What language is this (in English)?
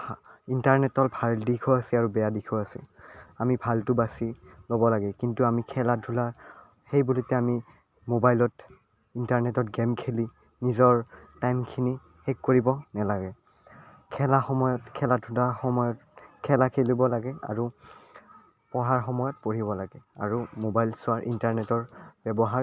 Assamese